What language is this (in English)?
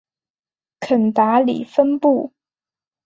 Chinese